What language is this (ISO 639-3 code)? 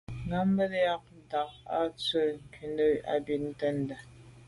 byv